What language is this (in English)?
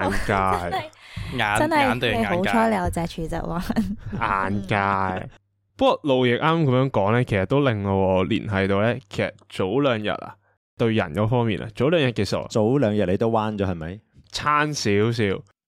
Chinese